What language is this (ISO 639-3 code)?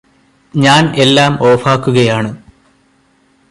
mal